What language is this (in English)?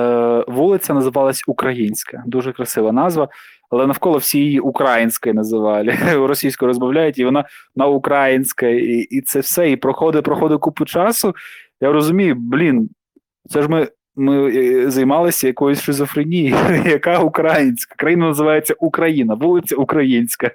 Ukrainian